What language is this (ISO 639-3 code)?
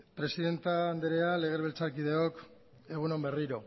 eus